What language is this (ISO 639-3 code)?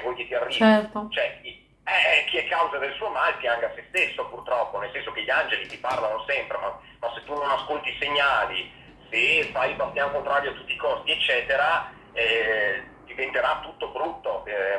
ita